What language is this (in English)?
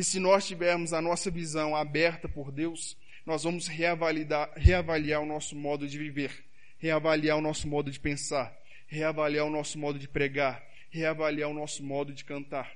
Portuguese